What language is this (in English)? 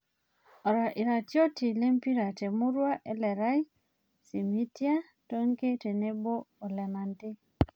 Masai